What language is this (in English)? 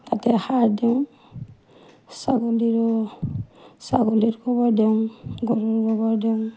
Assamese